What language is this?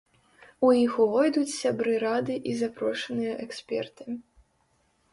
Belarusian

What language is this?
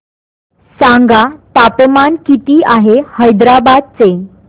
Marathi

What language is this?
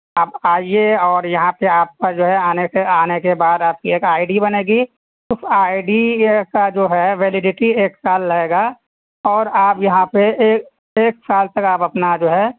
Urdu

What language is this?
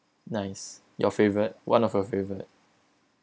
English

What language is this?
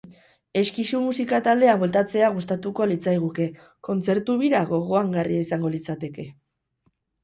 Basque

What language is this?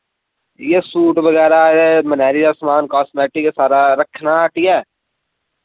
Dogri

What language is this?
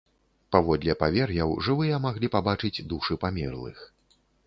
Belarusian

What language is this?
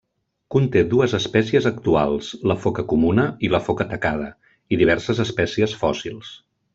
Catalan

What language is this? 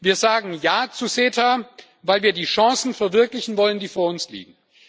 German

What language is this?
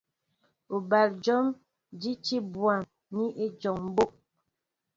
Mbo (Cameroon)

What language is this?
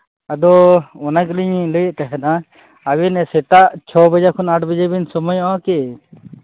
Santali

